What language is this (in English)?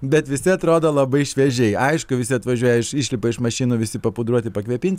Lithuanian